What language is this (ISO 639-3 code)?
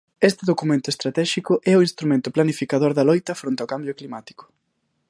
glg